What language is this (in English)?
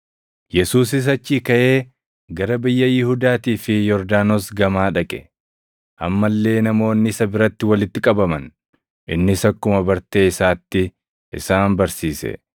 Oromo